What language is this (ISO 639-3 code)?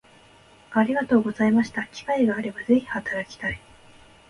jpn